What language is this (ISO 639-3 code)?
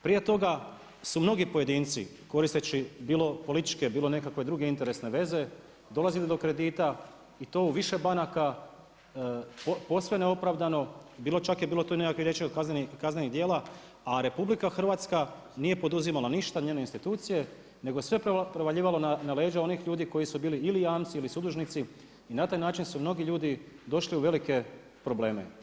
hrv